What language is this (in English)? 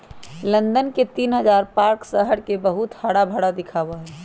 Magahi